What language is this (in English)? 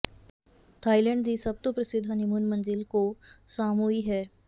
Punjabi